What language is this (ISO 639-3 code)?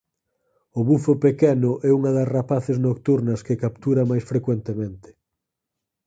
glg